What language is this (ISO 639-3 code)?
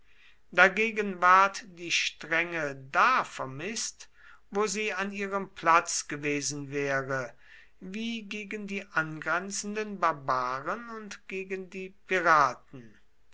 deu